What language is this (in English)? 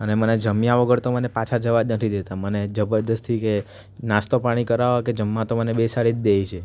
Gujarati